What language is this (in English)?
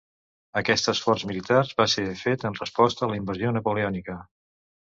Catalan